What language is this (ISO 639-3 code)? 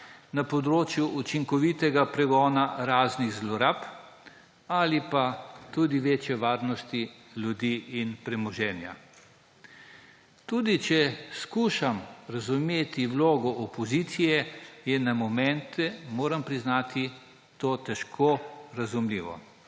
slv